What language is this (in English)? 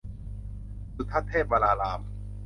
Thai